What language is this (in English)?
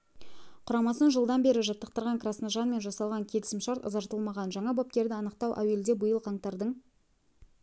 Kazakh